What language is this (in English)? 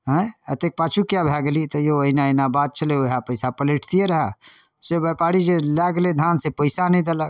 Maithili